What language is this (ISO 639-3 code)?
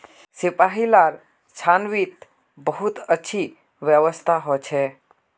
mag